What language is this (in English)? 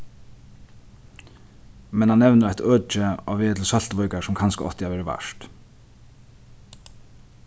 Faroese